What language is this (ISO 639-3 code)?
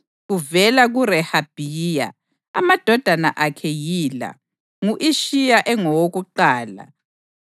nde